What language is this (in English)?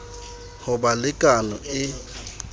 Southern Sotho